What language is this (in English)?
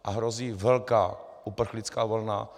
Czech